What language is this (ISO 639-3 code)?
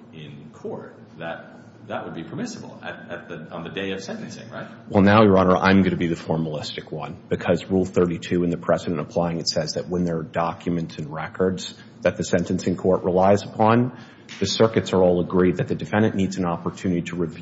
eng